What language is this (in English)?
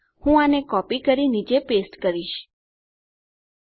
Gujarati